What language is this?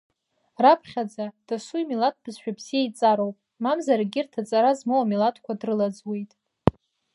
Abkhazian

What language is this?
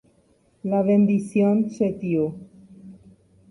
Guarani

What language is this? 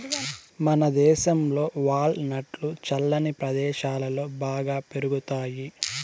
Telugu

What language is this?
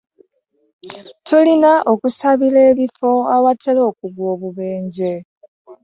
Ganda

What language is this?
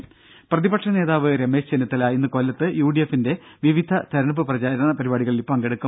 Malayalam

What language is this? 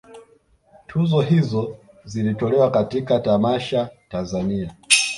Swahili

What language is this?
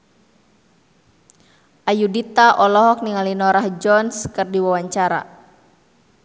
Sundanese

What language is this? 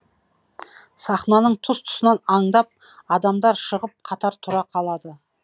Kazakh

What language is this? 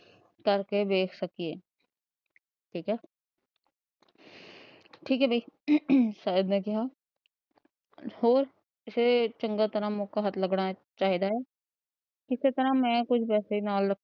Punjabi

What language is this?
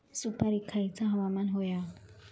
Marathi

